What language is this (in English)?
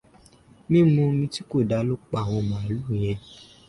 Yoruba